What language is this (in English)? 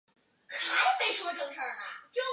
Chinese